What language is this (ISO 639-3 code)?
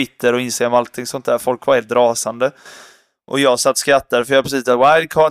swe